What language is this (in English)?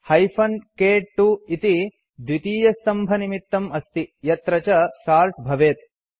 Sanskrit